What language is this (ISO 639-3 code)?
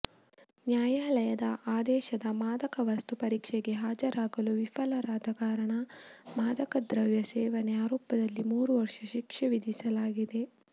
kan